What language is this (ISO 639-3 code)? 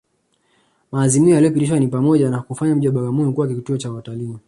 swa